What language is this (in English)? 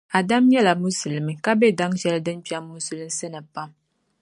Dagbani